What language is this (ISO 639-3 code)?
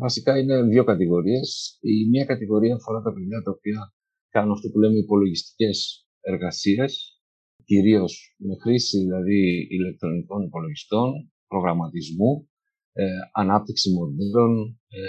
ell